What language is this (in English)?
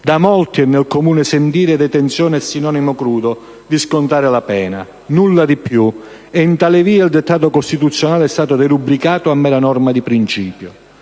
Italian